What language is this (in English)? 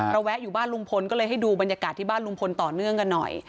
Thai